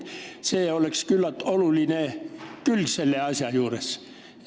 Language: Estonian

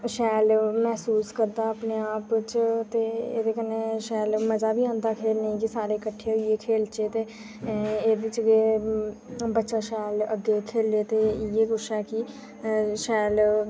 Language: Dogri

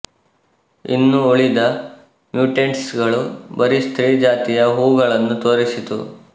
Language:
Kannada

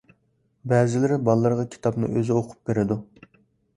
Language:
Uyghur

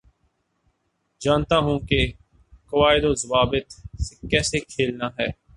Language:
Urdu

